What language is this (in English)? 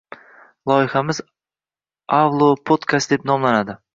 Uzbek